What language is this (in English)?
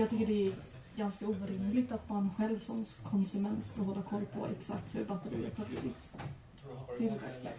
Swedish